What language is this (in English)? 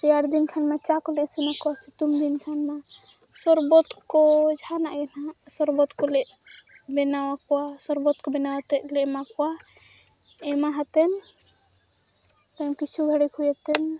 Santali